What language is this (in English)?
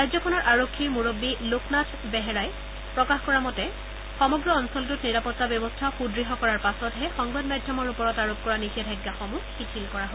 Assamese